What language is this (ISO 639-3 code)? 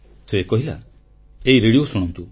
ori